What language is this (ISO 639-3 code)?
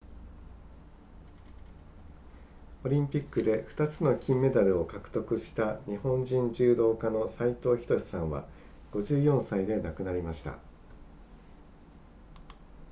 jpn